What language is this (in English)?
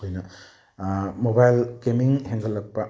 Manipuri